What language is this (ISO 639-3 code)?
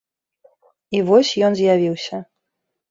bel